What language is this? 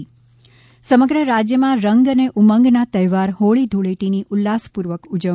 Gujarati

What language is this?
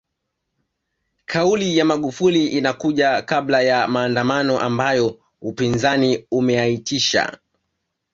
Swahili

